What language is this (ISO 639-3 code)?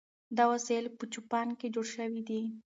pus